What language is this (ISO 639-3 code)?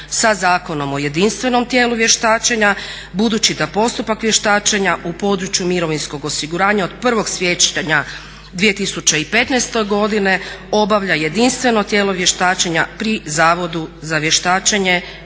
hrv